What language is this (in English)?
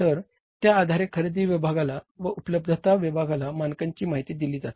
Marathi